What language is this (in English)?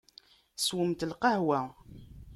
Kabyle